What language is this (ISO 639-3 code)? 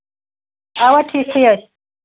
kas